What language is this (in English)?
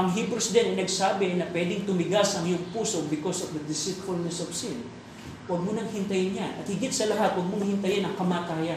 Filipino